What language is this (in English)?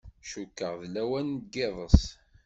Kabyle